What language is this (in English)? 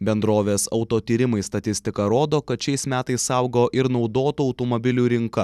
Lithuanian